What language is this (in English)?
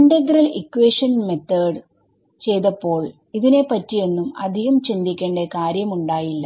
Malayalam